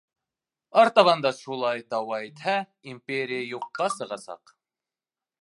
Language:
Bashkir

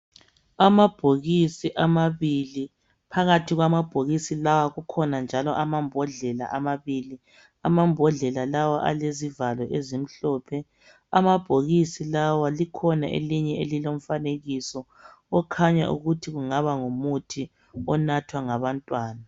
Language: North Ndebele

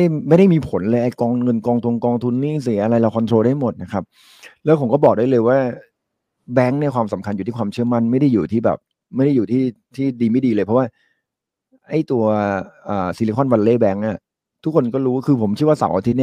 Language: Thai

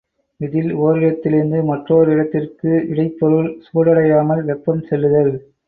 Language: Tamil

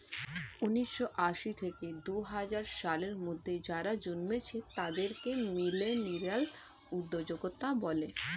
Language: Bangla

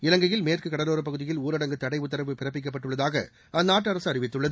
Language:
Tamil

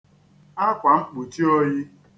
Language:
Igbo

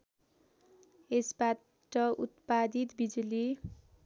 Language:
Nepali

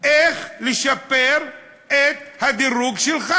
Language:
Hebrew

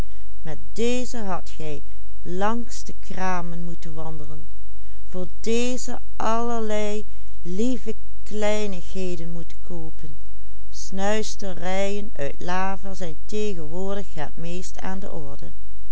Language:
Dutch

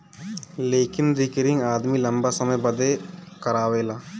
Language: Bhojpuri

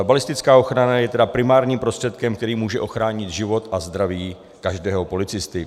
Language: Czech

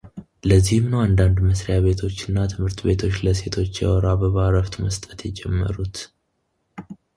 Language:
Amharic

